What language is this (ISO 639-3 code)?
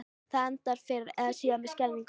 isl